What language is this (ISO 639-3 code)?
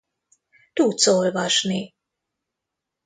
hun